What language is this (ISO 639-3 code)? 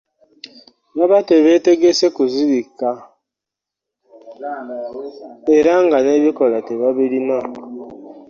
lug